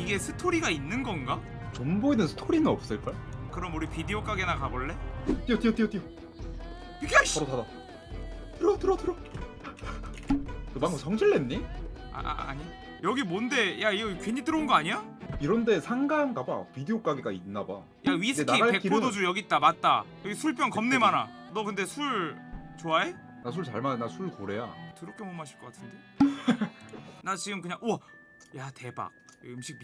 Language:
Korean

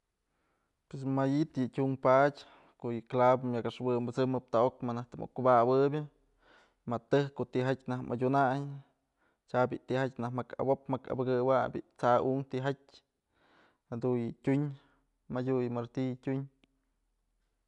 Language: Mazatlán Mixe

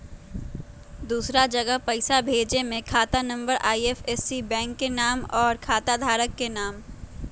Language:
Magahi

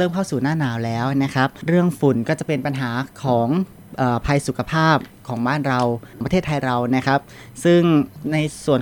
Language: Thai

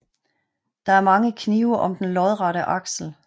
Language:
Danish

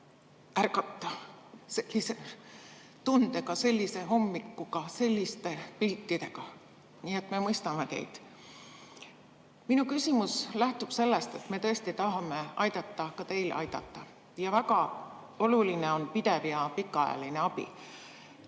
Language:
Estonian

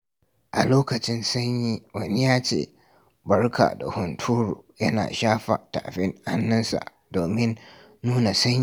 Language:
Hausa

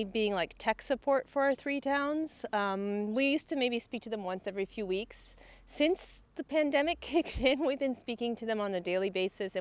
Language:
English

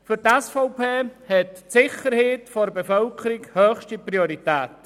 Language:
Swiss German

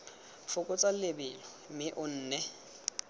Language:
Tswana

